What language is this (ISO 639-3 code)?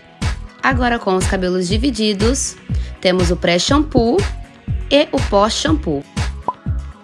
por